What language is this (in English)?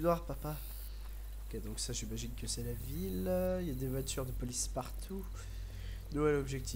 French